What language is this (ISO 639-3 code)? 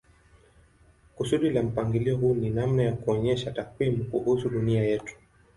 swa